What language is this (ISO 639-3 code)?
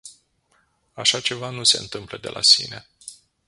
ron